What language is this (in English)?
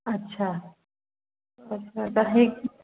Sindhi